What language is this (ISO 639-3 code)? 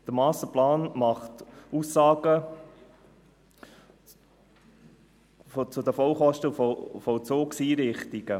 gsw